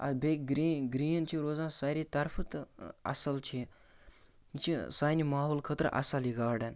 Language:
Kashmiri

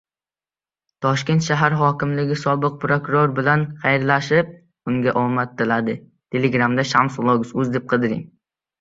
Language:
Uzbek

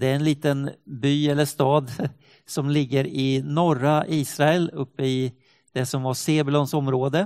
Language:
Swedish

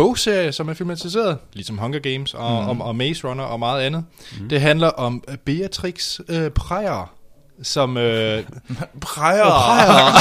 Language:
Danish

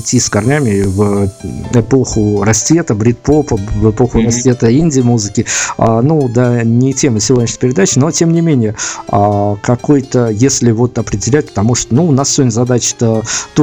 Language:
Russian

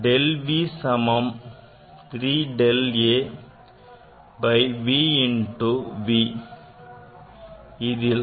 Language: Tamil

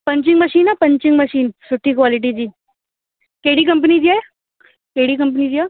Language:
Sindhi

